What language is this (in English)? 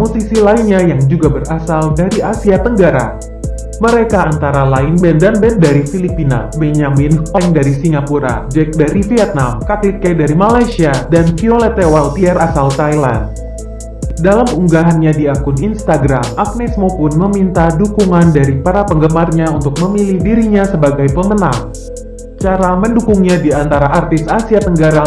Indonesian